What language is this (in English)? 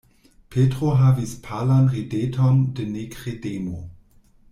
Esperanto